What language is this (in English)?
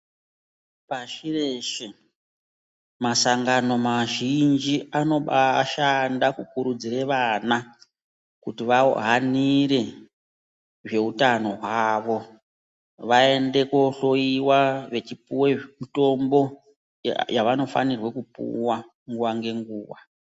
Ndau